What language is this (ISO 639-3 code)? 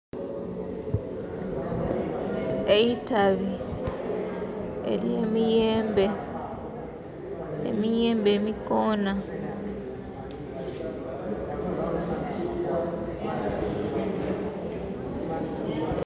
xog